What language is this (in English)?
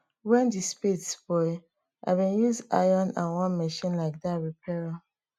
Nigerian Pidgin